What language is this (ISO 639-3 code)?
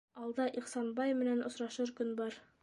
bak